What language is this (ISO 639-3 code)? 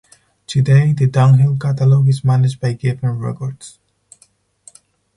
eng